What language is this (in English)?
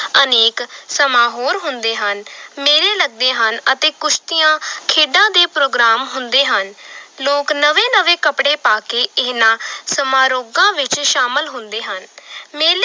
Punjabi